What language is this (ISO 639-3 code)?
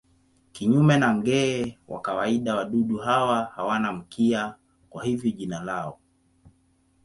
swa